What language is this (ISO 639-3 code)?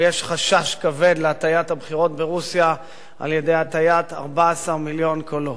heb